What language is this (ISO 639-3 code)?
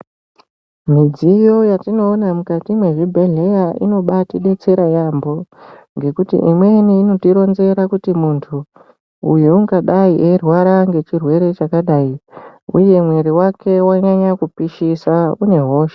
ndc